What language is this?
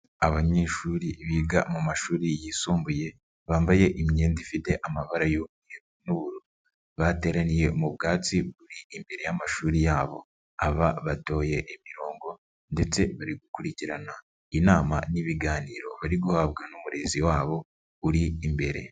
Kinyarwanda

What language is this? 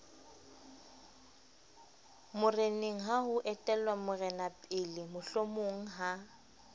Southern Sotho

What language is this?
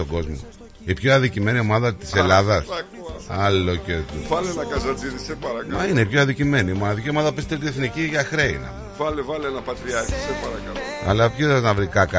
Greek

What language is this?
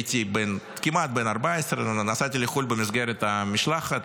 Hebrew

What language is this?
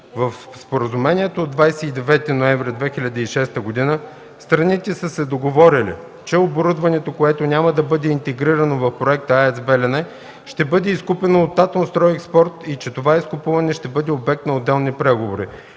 Bulgarian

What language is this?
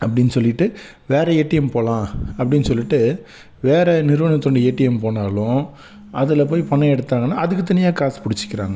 Tamil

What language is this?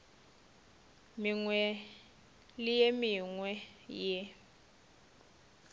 Northern Sotho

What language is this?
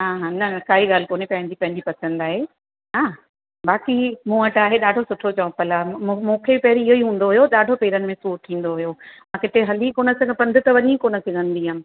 Sindhi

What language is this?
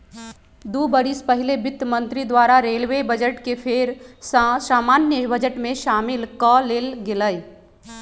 Magahi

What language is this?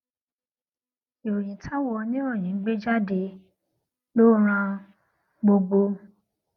Yoruba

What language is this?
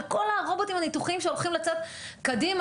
Hebrew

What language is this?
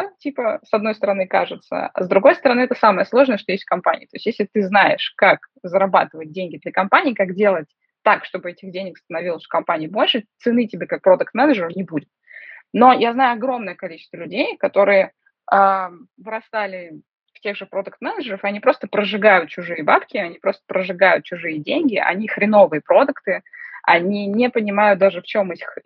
Russian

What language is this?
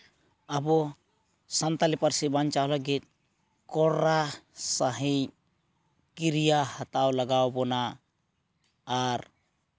Santali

